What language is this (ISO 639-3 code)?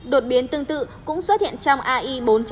vie